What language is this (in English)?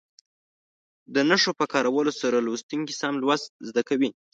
Pashto